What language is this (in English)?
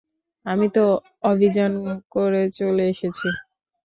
Bangla